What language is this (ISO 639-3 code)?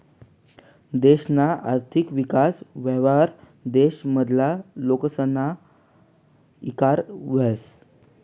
mar